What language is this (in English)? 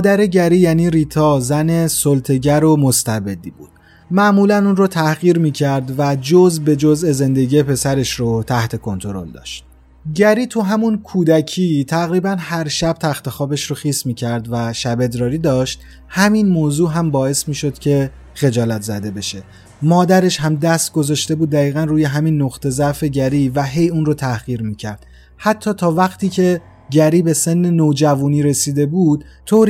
Persian